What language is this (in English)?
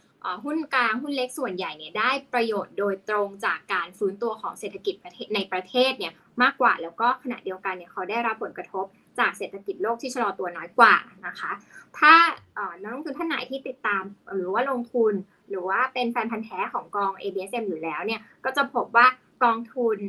Thai